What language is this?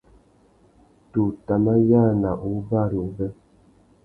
Tuki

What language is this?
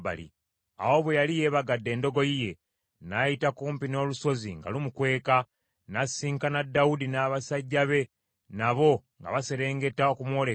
Ganda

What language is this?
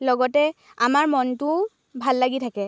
Assamese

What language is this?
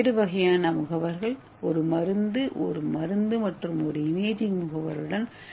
Tamil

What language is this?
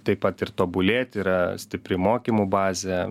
Lithuanian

